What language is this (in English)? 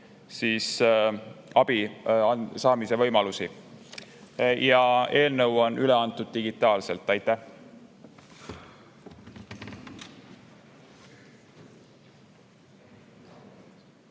Estonian